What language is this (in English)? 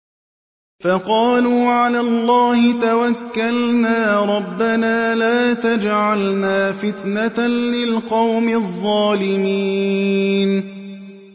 Arabic